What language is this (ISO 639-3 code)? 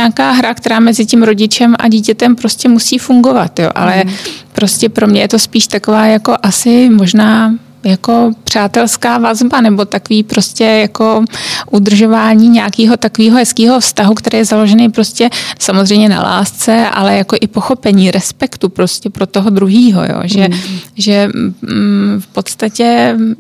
ces